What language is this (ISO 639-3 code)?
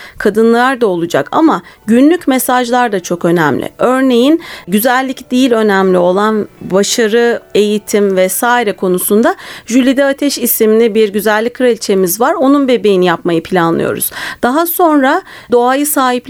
tur